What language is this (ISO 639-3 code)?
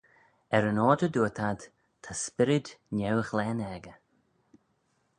glv